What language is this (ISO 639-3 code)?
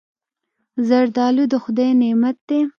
pus